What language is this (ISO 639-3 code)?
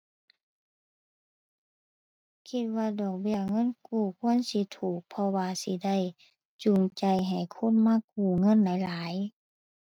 tha